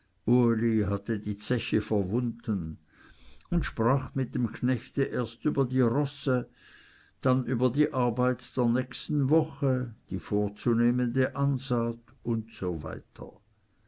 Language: German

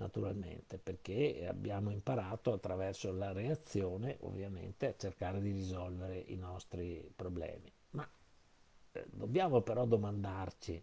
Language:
Italian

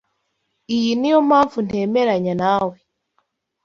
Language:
Kinyarwanda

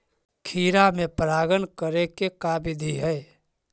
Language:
Magahi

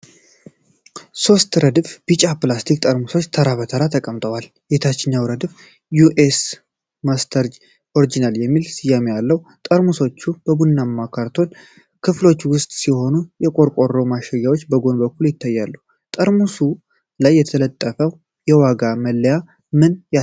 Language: Amharic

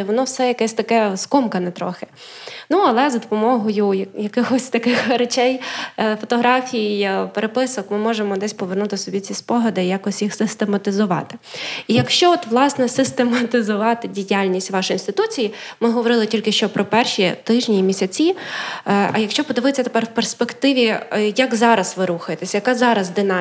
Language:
Ukrainian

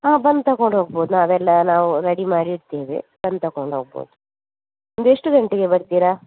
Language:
Kannada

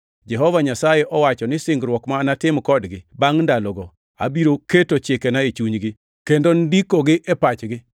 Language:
Luo (Kenya and Tanzania)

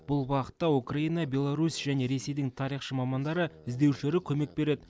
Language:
Kazakh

